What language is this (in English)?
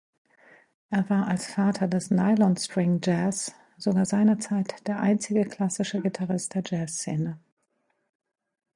German